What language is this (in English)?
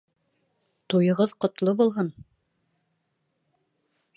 Bashkir